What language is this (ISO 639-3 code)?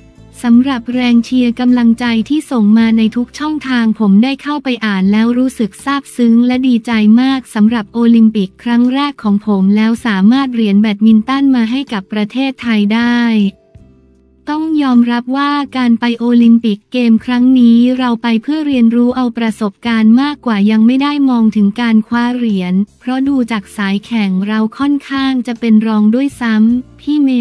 tha